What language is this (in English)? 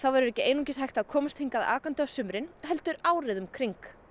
Icelandic